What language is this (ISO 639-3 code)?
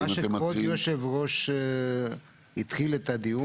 heb